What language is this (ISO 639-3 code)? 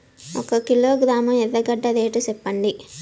tel